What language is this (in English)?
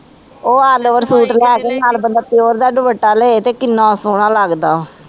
Punjabi